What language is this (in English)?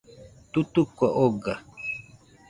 Nüpode Huitoto